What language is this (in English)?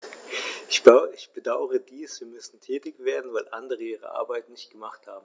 German